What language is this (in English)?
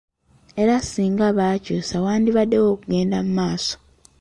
Ganda